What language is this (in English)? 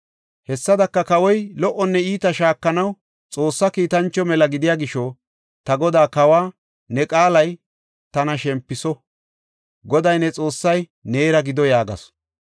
Gofa